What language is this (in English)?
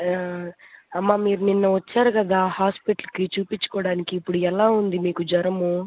Telugu